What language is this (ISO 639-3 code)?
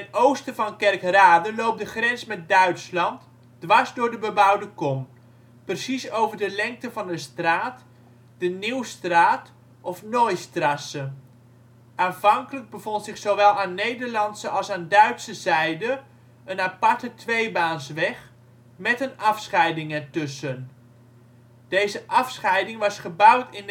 nld